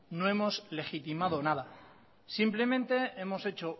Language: Spanish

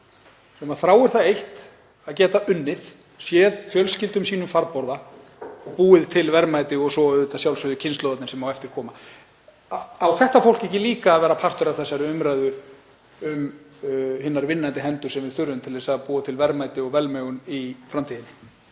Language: Icelandic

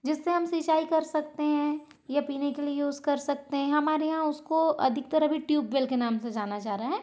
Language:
Hindi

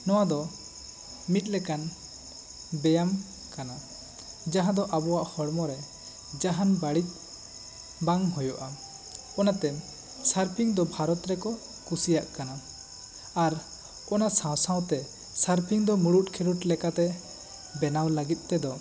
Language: Santali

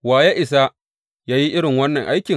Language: Hausa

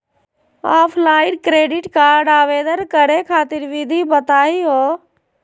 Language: Magahi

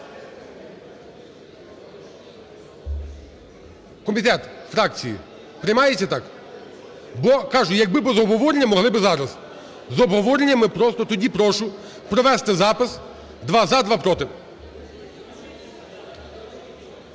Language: Ukrainian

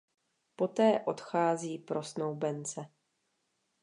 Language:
Czech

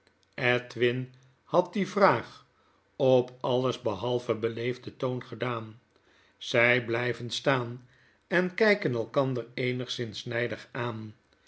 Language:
Dutch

